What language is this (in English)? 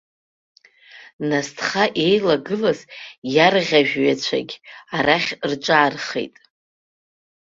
Abkhazian